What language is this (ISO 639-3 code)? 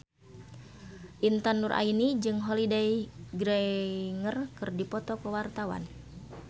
sun